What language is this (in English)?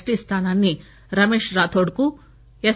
Telugu